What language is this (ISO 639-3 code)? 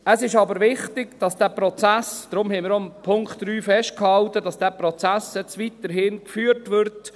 gsw